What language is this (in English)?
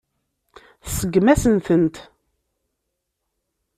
Kabyle